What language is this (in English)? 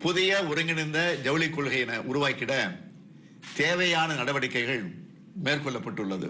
Arabic